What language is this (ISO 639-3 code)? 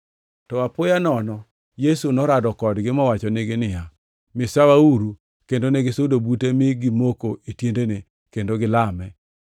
luo